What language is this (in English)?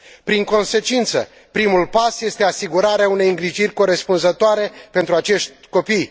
Romanian